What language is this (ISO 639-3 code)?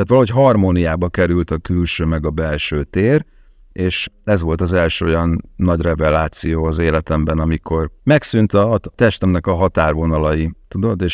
hun